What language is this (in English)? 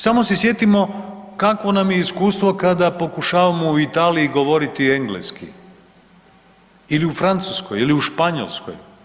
Croatian